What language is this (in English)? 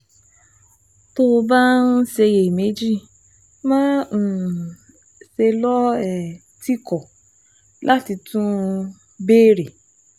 Yoruba